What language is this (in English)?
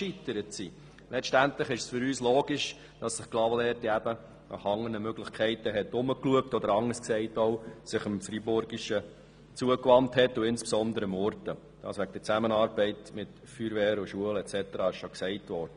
Swiss German